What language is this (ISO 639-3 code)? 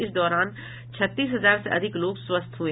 hin